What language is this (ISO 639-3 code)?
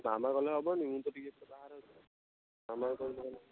ori